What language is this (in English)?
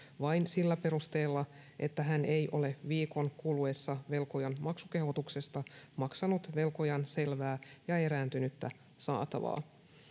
Finnish